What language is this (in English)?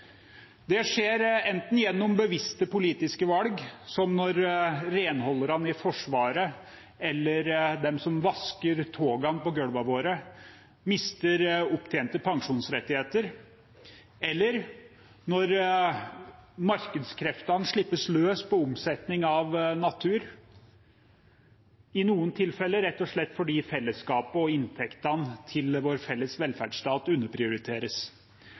Norwegian Bokmål